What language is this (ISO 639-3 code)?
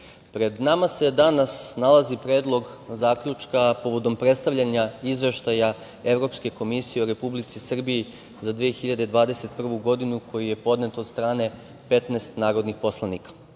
srp